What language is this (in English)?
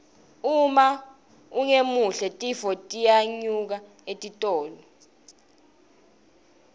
Swati